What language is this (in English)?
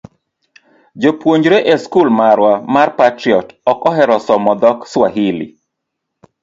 Luo (Kenya and Tanzania)